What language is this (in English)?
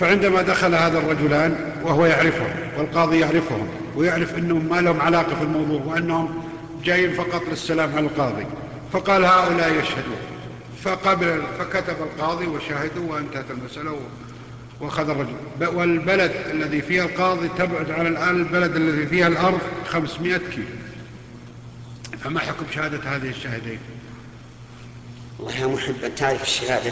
Arabic